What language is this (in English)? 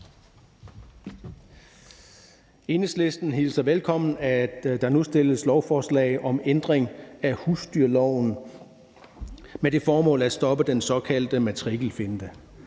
Danish